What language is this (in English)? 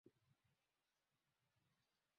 Swahili